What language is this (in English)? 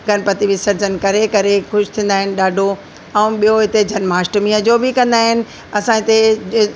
Sindhi